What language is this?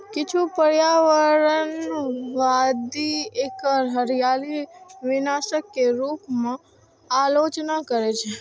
Maithili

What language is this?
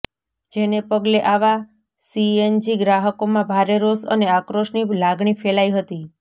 Gujarati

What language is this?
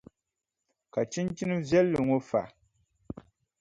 Dagbani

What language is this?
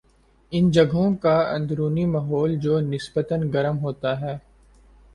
Urdu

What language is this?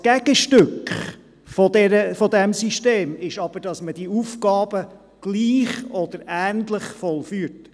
Swiss German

